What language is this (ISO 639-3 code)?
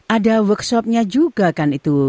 ind